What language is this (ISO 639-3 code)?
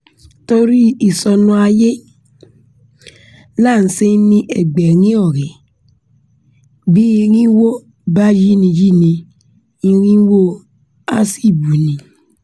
yor